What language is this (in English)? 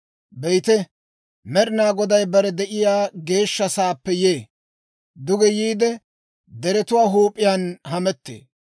Dawro